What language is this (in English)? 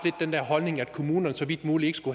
Danish